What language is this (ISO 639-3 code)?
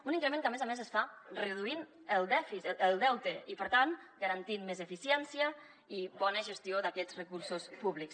cat